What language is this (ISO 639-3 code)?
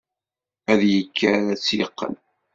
kab